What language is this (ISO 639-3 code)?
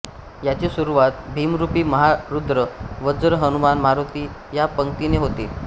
mar